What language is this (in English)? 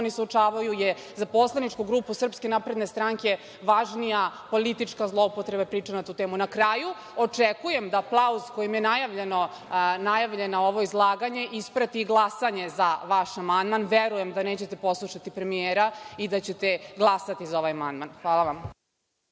Serbian